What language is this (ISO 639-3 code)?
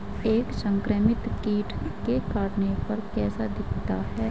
hin